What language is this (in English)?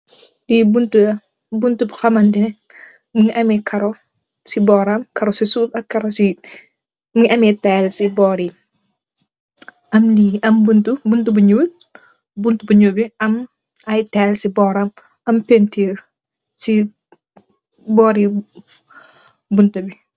Wolof